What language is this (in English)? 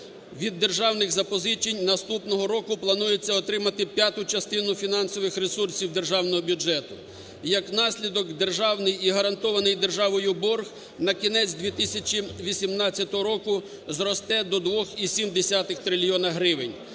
Ukrainian